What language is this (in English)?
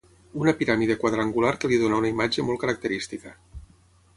Catalan